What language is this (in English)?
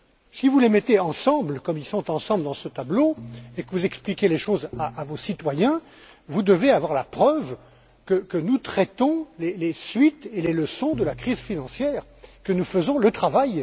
French